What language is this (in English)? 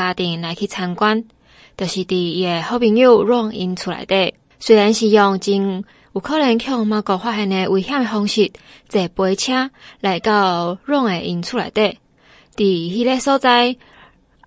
Chinese